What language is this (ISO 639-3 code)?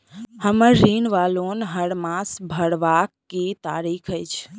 mai